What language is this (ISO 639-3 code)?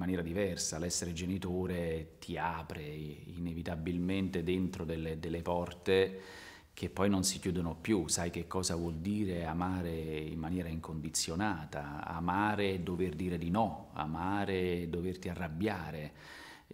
ita